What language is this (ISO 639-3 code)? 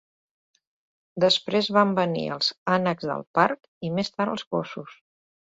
cat